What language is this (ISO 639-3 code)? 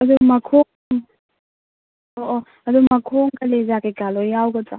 mni